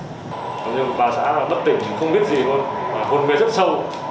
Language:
Vietnamese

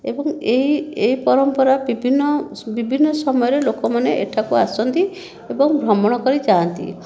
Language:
Odia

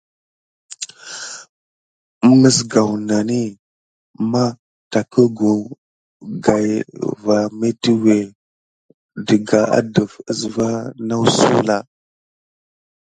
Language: Gidar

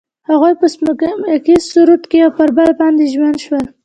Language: Pashto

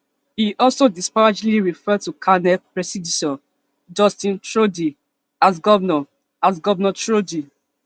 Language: Nigerian Pidgin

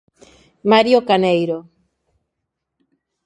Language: Galician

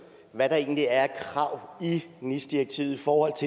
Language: Danish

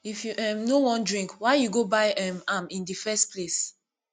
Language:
Nigerian Pidgin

